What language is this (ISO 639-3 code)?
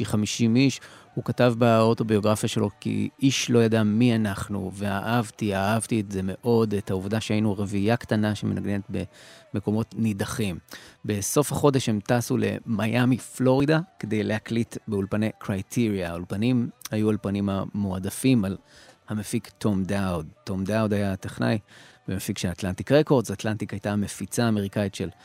heb